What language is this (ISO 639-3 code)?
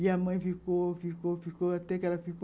por